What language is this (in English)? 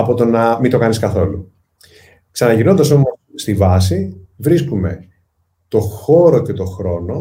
Greek